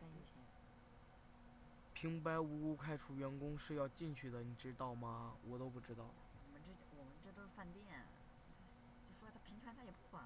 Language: Chinese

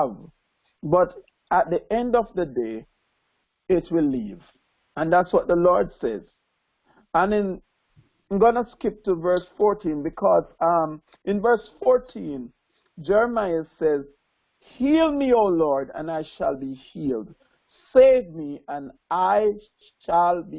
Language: English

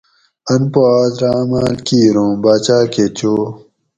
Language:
Gawri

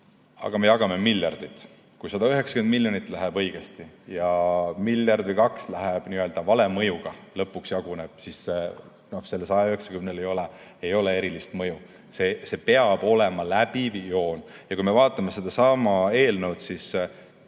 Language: Estonian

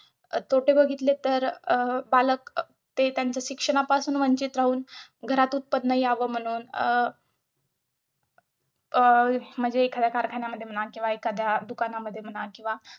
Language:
Marathi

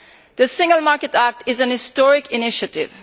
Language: English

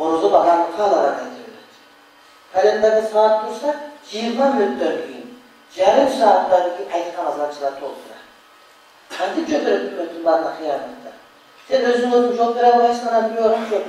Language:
Turkish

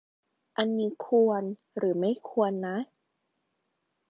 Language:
Thai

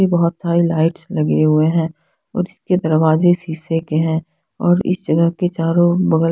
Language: Hindi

